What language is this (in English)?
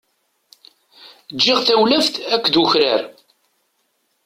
Kabyle